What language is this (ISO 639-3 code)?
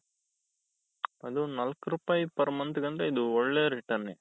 kan